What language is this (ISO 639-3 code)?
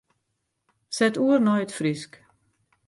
fry